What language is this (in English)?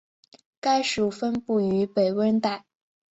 Chinese